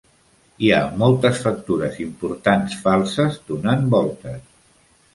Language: Catalan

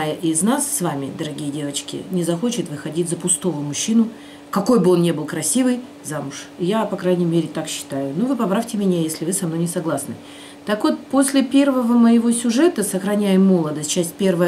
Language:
Russian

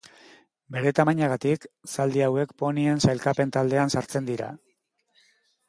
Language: Basque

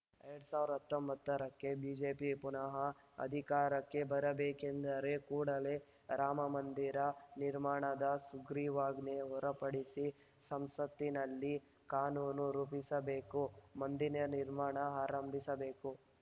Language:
Kannada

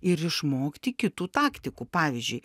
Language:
Lithuanian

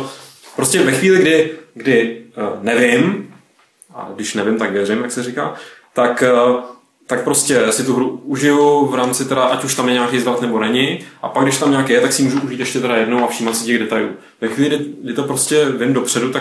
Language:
Czech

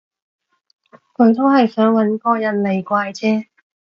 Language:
Cantonese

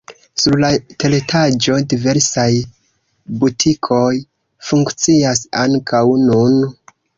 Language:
Esperanto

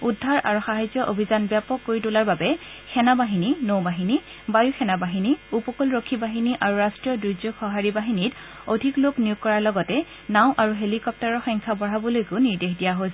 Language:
Assamese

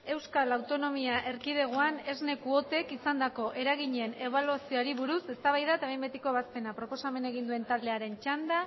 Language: Basque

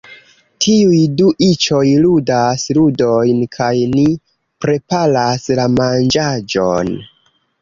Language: Esperanto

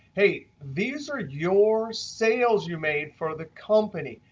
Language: English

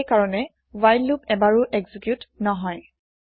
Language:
Assamese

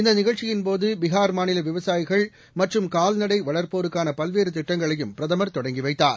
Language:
Tamil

